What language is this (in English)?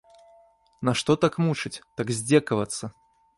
Belarusian